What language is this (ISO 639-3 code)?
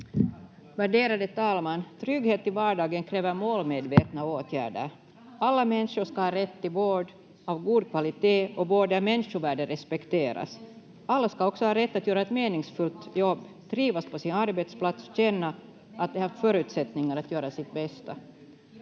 fin